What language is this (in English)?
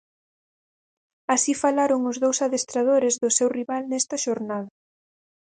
Galician